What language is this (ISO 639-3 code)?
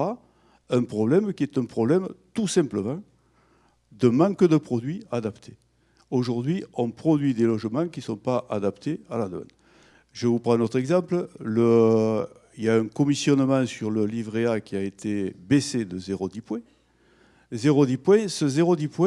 fra